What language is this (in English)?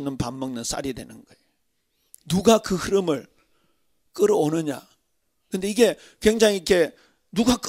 Korean